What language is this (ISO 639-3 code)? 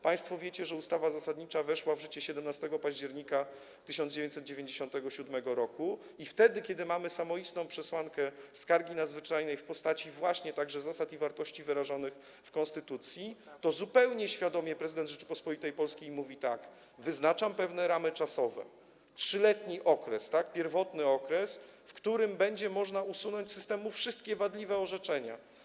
pol